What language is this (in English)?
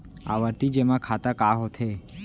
Chhattisgarhi